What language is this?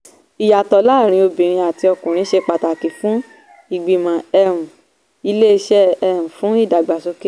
Yoruba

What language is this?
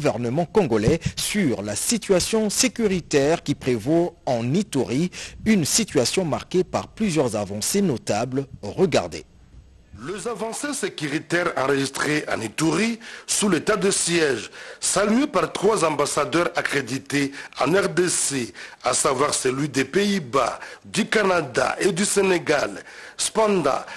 French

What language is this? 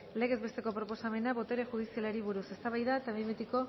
Basque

